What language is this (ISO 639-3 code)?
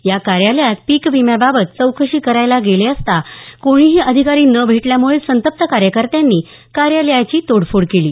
mar